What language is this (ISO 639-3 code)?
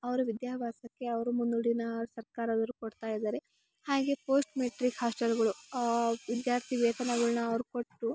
kan